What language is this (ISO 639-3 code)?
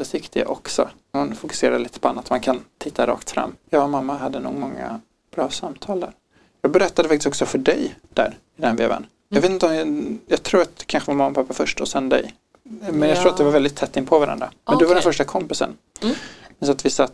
swe